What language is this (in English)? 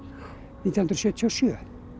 Icelandic